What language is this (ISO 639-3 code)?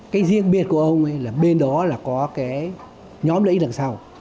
vie